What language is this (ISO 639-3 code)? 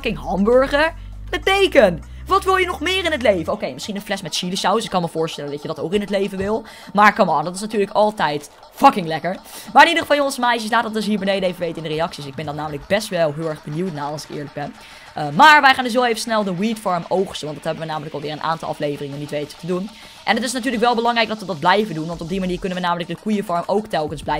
nld